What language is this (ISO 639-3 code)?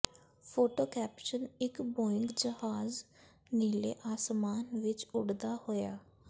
pan